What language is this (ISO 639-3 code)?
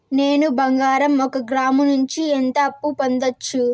tel